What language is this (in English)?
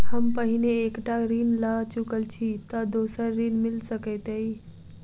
Maithili